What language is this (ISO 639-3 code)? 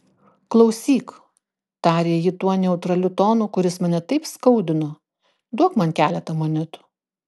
lit